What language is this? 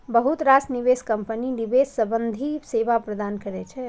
Maithili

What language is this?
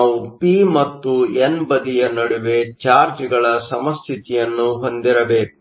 Kannada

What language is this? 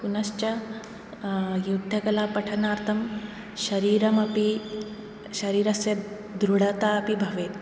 Sanskrit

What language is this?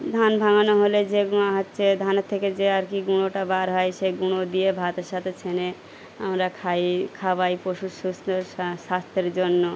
Bangla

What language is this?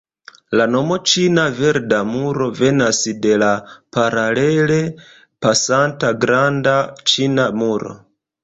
Esperanto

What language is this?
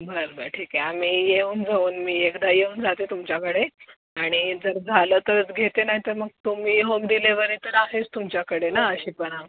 Marathi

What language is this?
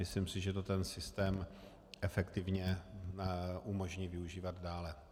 Czech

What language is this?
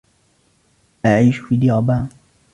Arabic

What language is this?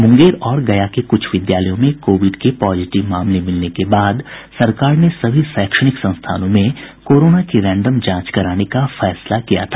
Hindi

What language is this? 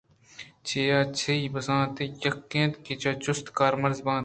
Eastern Balochi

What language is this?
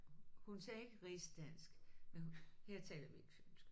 Danish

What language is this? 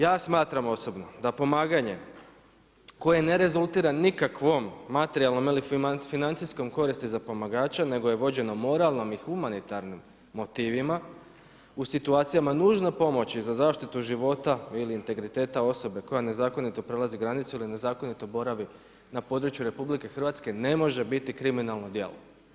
Croatian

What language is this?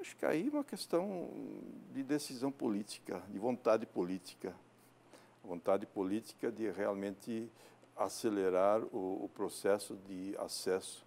Portuguese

